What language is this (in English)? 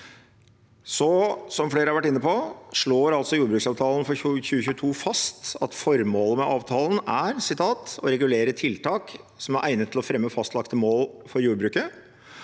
Norwegian